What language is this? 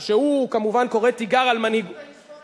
Hebrew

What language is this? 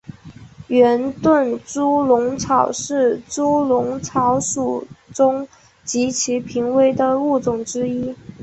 Chinese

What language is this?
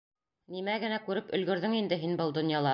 Bashkir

